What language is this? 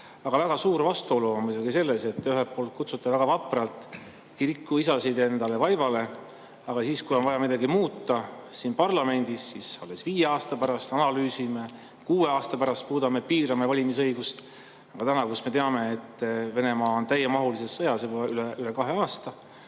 Estonian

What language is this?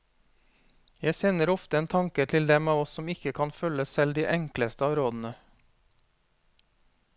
Norwegian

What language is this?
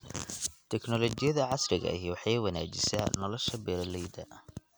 Somali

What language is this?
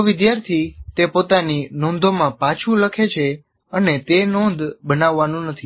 Gujarati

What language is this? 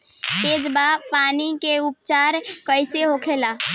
Bhojpuri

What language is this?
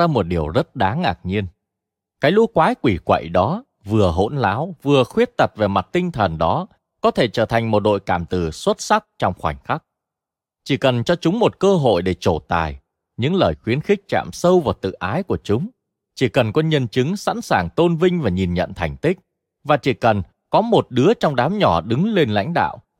Vietnamese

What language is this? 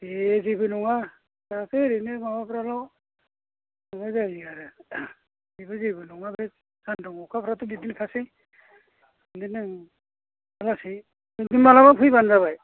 Bodo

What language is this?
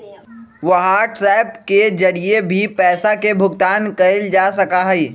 Magahi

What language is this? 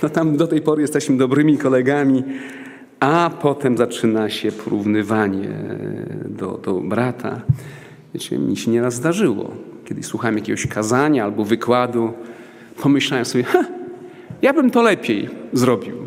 Polish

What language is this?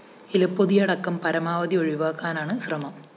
Malayalam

